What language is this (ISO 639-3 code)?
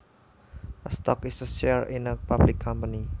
jav